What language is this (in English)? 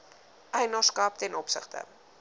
Afrikaans